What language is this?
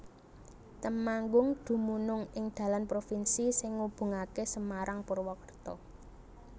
Javanese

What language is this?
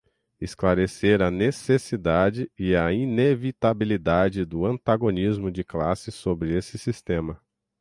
Portuguese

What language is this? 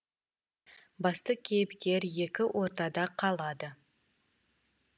Kazakh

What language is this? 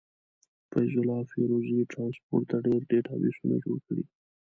Pashto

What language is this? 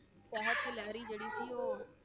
Punjabi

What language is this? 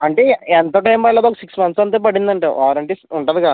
Telugu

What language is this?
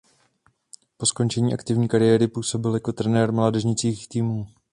Czech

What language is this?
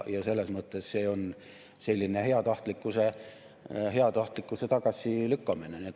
Estonian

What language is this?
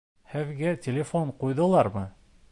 Bashkir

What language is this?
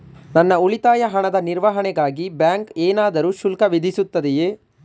Kannada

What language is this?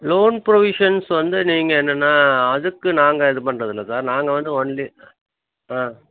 Tamil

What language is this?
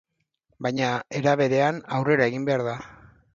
Basque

